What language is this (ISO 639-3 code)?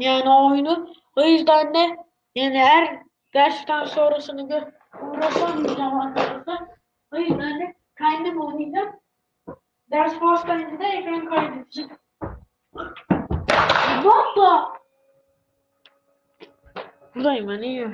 tur